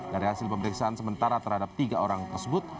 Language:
Indonesian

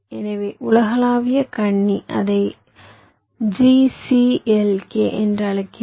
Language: Tamil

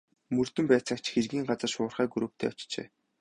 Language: Mongolian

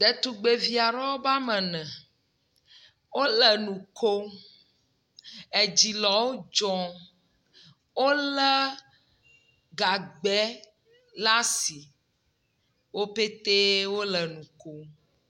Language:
Ewe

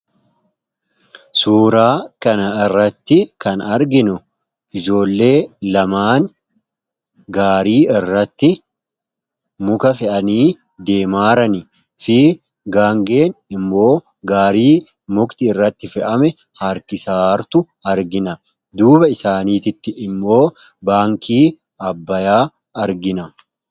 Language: Oromo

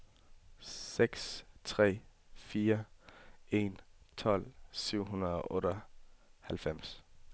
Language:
Danish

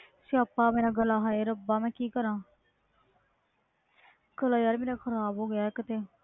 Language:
Punjabi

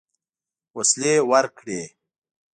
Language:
Pashto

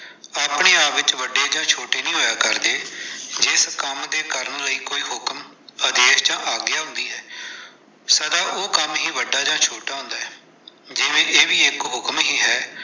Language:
Punjabi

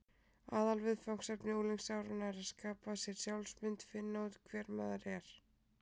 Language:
Icelandic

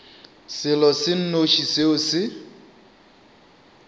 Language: Northern Sotho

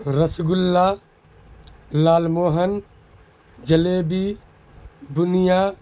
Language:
Urdu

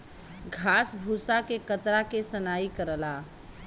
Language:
Bhojpuri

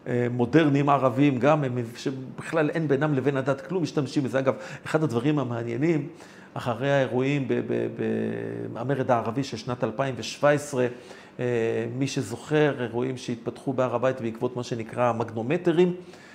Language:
Hebrew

